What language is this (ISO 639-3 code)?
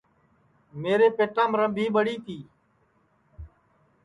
ssi